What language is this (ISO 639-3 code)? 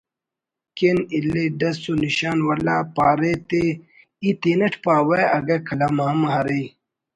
brh